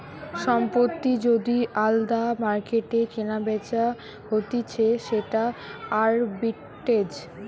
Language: Bangla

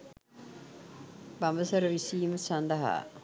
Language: Sinhala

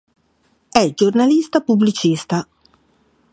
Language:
Italian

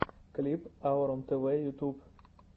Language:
Russian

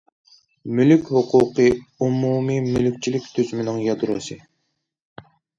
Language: Uyghur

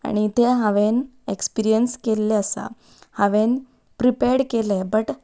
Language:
Konkani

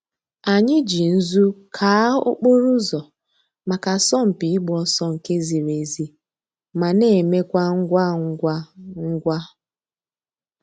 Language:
Igbo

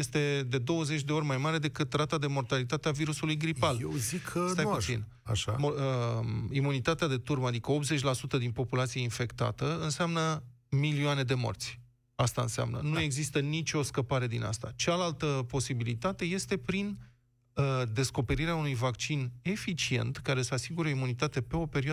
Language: Romanian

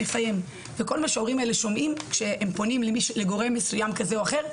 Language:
Hebrew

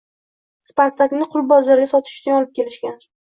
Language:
Uzbek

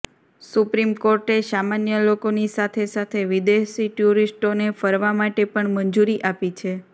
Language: Gujarati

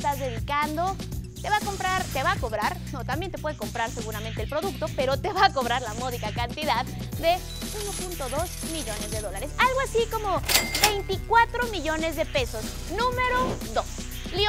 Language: Spanish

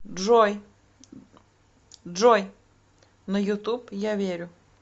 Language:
Russian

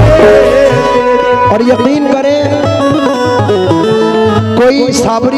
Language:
Arabic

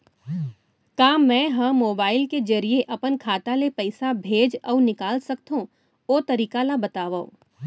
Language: Chhattisgarhi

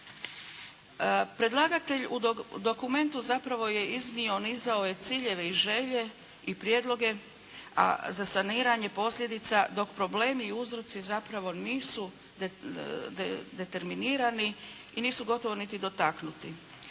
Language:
Croatian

